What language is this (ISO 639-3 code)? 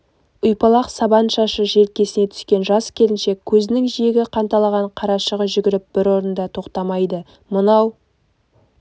kaz